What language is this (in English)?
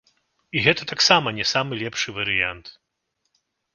Belarusian